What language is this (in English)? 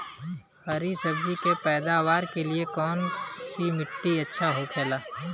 Bhojpuri